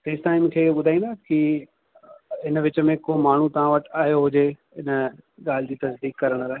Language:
Sindhi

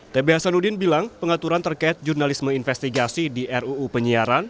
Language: Indonesian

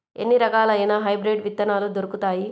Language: Telugu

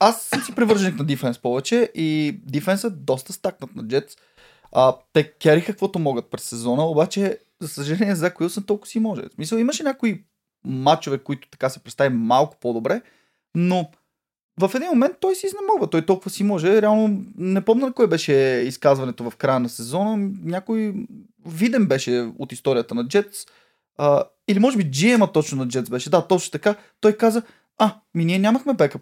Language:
Bulgarian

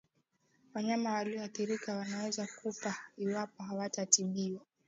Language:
Swahili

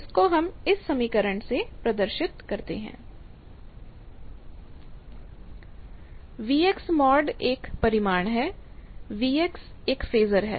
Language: Hindi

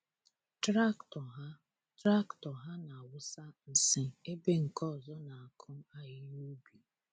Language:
Igbo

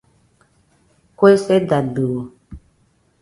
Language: Nüpode Huitoto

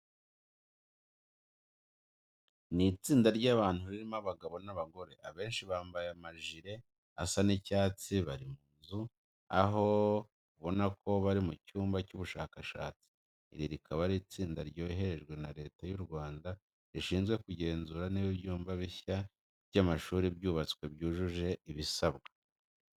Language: Kinyarwanda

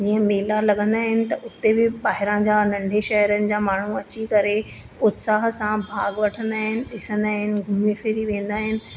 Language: Sindhi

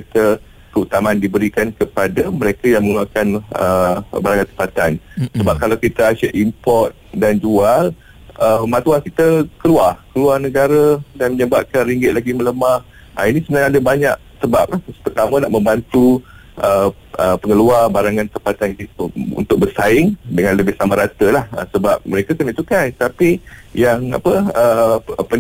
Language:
Malay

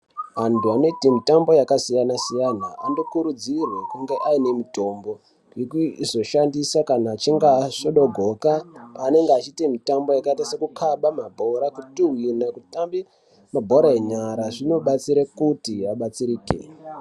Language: Ndau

